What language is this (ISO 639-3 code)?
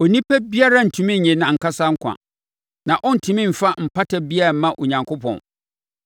aka